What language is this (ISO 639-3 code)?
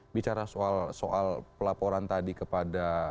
ind